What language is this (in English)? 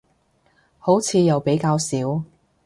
Cantonese